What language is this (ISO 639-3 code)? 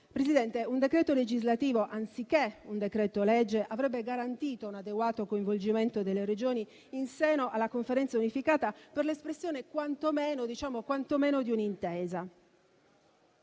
ita